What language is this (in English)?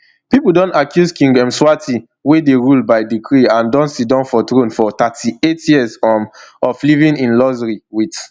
Nigerian Pidgin